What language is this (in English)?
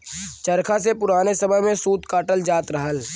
Bhojpuri